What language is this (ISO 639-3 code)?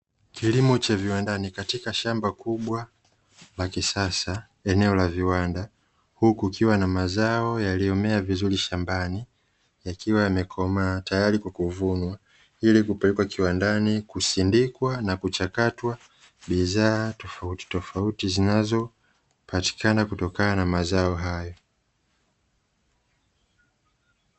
swa